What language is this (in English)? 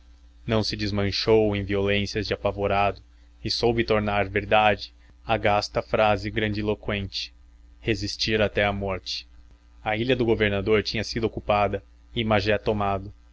Portuguese